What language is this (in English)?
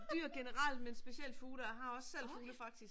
Danish